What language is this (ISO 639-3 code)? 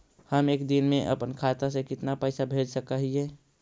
mag